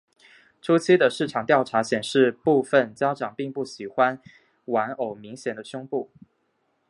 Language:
Chinese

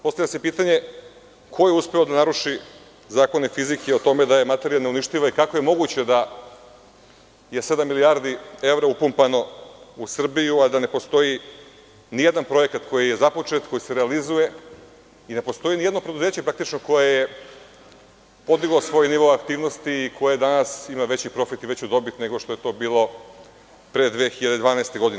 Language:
Serbian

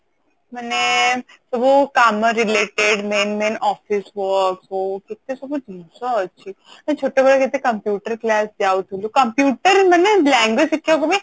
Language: Odia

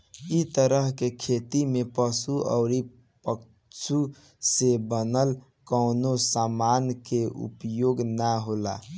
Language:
Bhojpuri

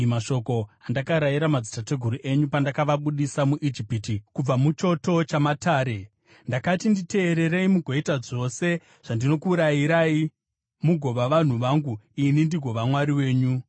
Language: Shona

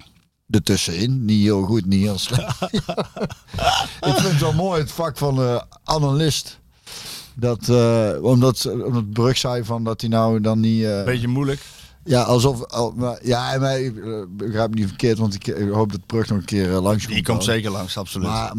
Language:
Dutch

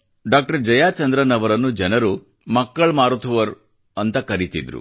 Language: Kannada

